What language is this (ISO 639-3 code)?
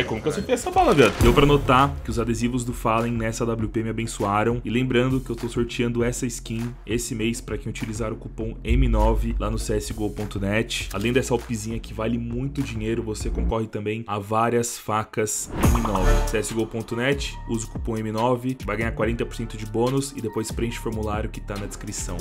por